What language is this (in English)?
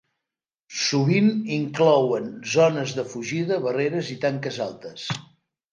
Catalan